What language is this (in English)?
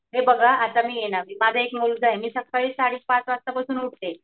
Marathi